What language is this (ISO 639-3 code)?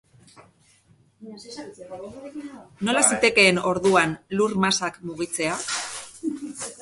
eus